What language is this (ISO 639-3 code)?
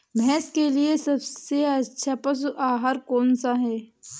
hin